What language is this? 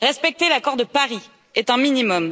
French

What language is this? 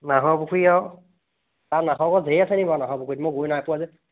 Assamese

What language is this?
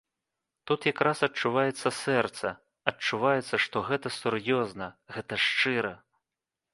Belarusian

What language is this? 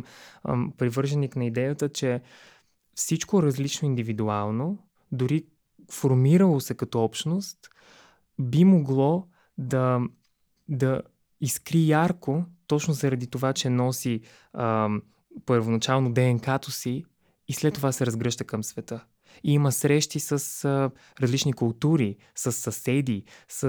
Bulgarian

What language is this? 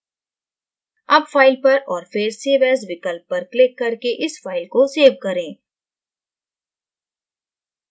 Hindi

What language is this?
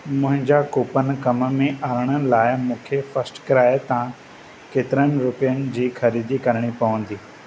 Sindhi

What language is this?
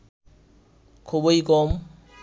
Bangla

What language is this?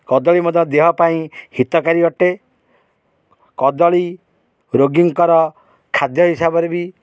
Odia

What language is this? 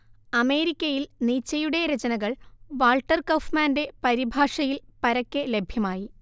Malayalam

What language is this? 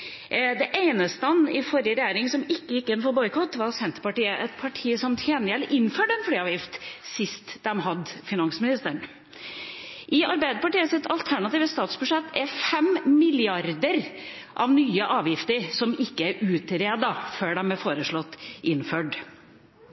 Norwegian Bokmål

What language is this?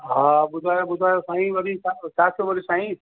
Sindhi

